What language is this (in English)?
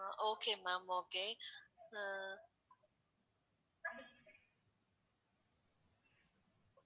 Tamil